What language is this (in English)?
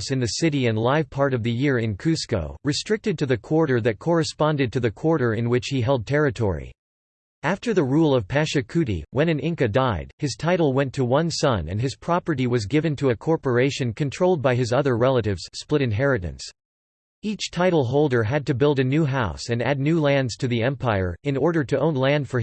English